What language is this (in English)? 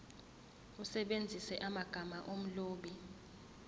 Zulu